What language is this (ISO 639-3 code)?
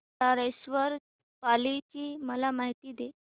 mar